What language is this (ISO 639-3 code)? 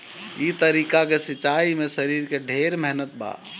bho